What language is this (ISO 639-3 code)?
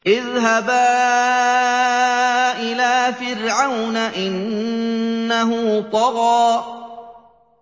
ara